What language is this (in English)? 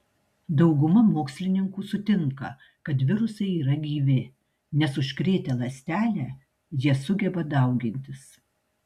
Lithuanian